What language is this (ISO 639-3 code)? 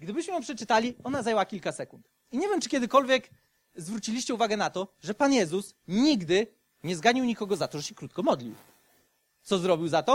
pol